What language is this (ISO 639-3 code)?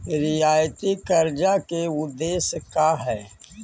mag